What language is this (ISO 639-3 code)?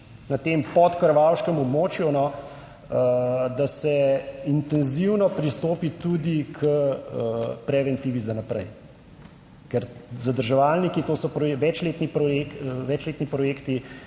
slv